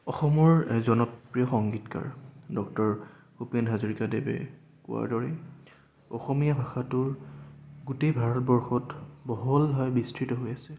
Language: Assamese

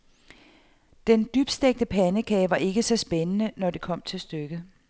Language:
Danish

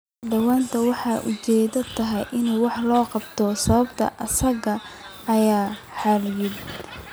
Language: Somali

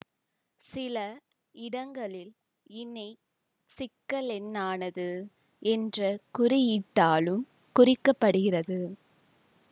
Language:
Tamil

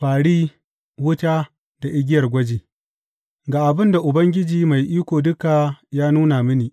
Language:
Hausa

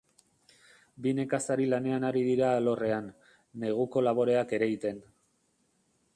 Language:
Basque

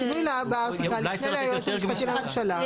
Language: Hebrew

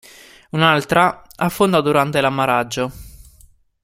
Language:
Italian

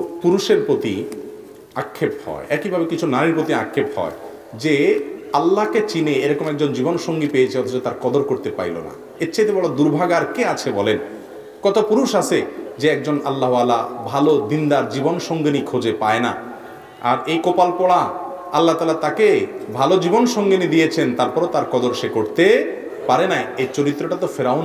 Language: Korean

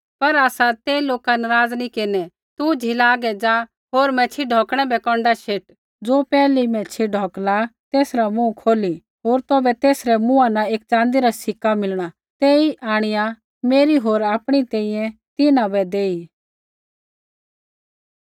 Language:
Kullu Pahari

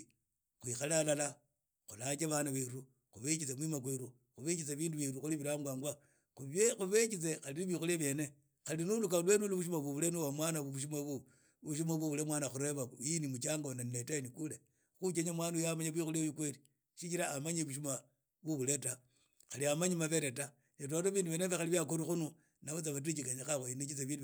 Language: Idakho-Isukha-Tiriki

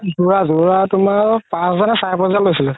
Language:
Assamese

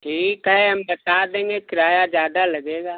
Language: Hindi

